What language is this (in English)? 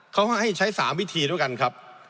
Thai